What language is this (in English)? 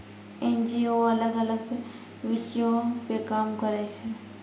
Maithili